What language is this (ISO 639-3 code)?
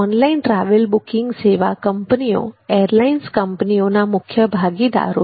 guj